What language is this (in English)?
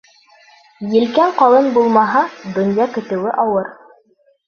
Bashkir